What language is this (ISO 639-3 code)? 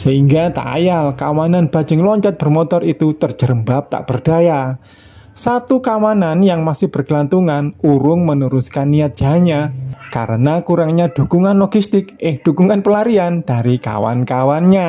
ind